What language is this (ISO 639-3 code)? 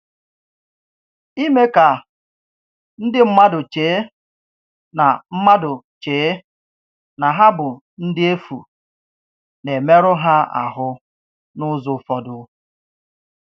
ibo